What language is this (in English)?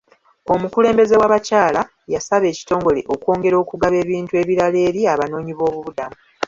Ganda